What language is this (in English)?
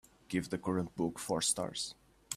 English